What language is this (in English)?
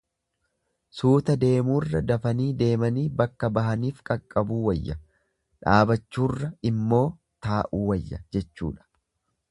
Oromo